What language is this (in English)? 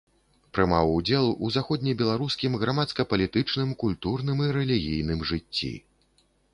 Belarusian